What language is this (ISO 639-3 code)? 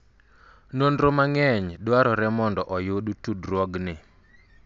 luo